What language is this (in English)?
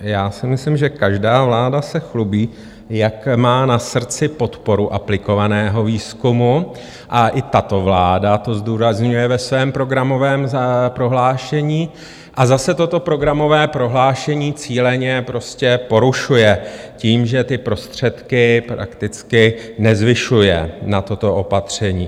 Czech